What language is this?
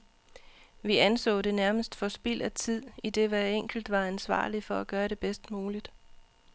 Danish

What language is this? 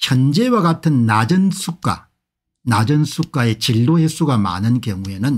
Korean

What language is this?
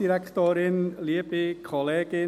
Swiss German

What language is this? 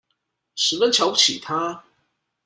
Chinese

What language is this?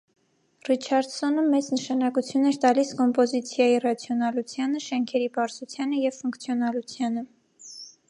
Armenian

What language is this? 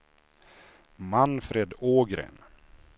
Swedish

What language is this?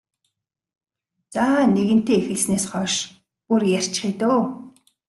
Mongolian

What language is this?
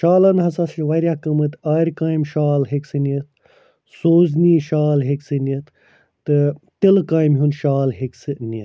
Kashmiri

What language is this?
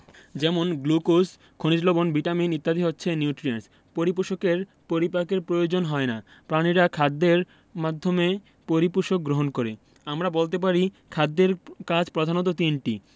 Bangla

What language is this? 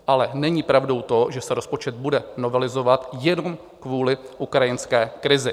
Czech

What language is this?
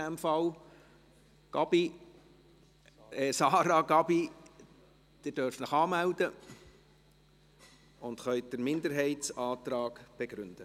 Swiss German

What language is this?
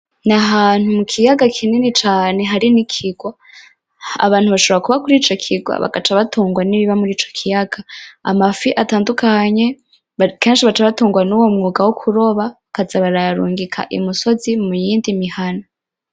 Rundi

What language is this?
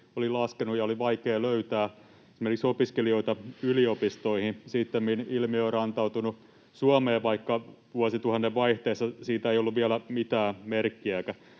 Finnish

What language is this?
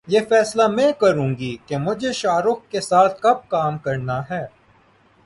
Urdu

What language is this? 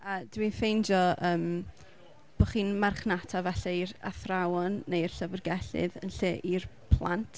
Welsh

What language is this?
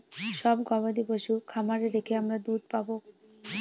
Bangla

